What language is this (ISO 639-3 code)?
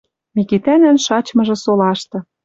mrj